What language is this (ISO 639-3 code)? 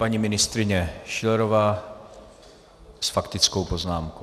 ces